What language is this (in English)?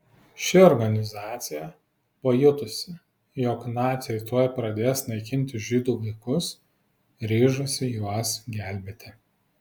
Lithuanian